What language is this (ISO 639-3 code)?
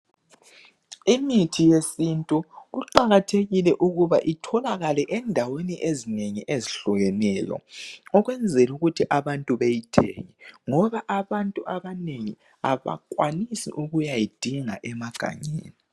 nde